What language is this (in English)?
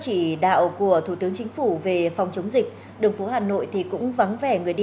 Vietnamese